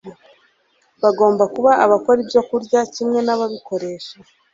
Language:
Kinyarwanda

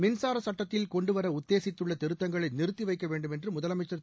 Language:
Tamil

